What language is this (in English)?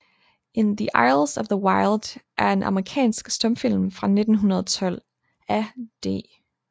Danish